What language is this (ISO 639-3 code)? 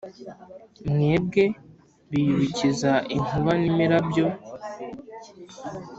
kin